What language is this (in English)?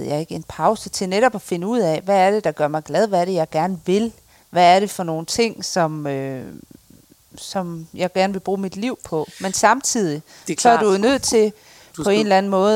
Danish